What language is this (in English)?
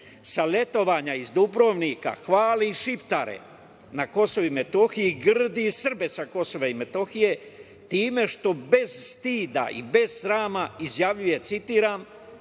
Serbian